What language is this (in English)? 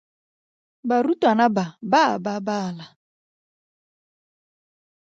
Tswana